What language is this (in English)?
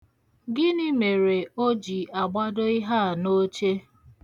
Igbo